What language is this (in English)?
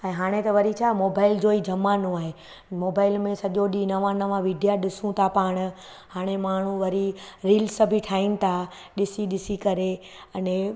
Sindhi